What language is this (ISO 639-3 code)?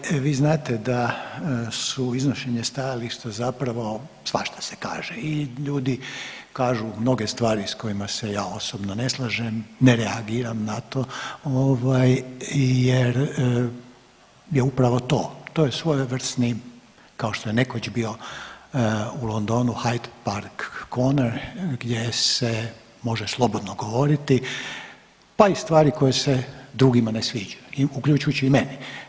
hrv